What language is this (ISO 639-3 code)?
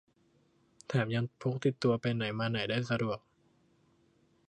tha